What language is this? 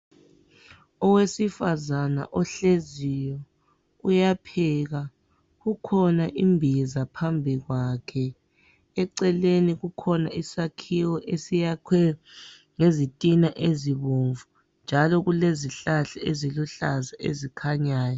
North Ndebele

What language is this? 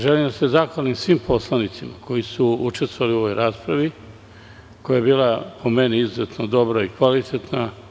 Serbian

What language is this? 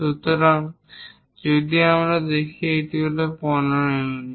Bangla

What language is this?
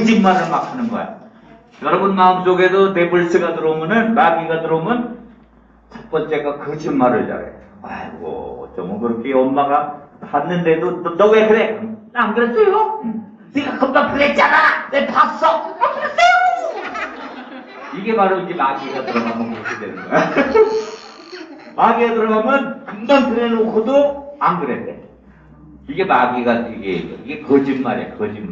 Korean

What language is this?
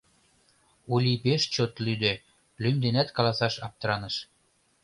Mari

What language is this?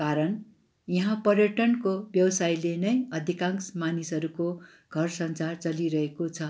Nepali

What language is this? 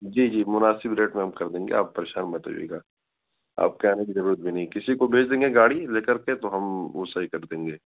Urdu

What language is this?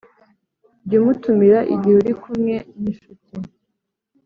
Kinyarwanda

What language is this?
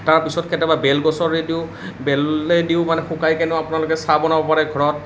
Assamese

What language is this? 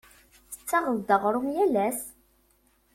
Kabyle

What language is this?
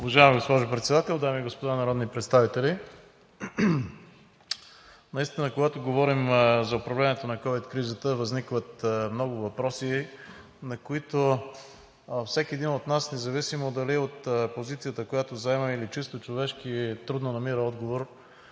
Bulgarian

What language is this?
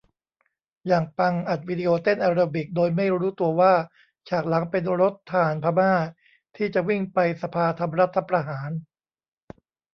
Thai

